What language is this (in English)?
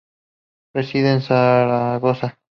Spanish